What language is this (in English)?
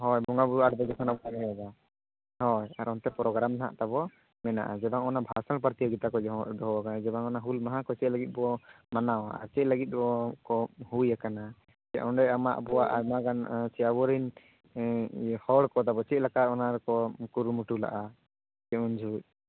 Santali